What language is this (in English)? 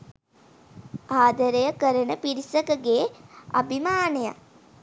Sinhala